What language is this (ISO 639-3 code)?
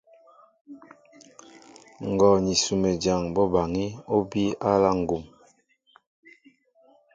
mbo